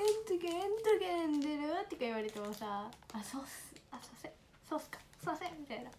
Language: Japanese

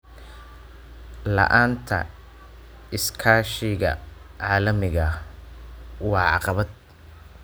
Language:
Somali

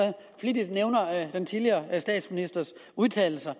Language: Danish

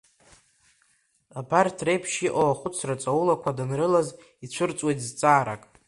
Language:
Abkhazian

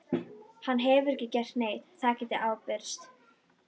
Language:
Icelandic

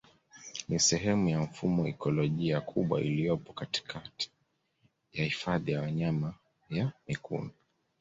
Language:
Swahili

